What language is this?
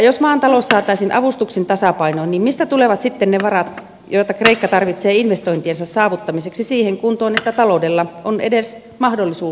Finnish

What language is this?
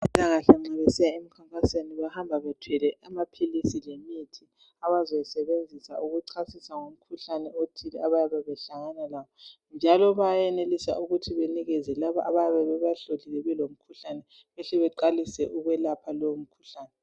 North Ndebele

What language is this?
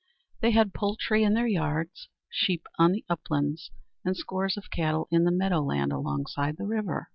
English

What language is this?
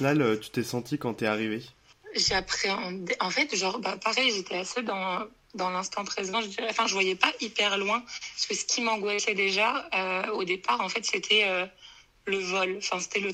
French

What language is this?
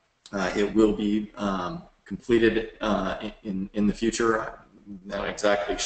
English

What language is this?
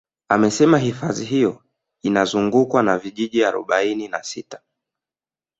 Swahili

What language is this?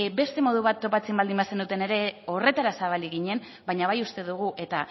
Basque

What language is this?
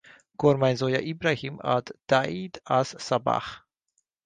Hungarian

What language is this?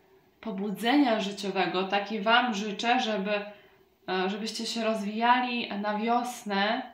Polish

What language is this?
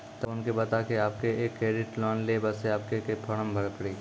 Maithili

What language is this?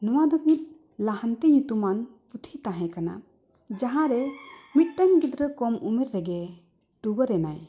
Santali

